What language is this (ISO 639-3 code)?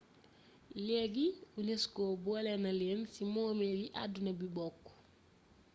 wol